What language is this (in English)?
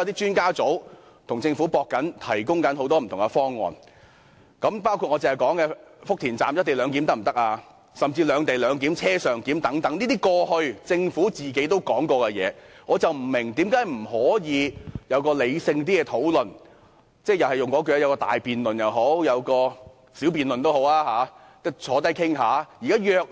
Cantonese